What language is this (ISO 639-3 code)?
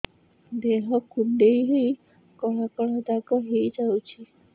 ori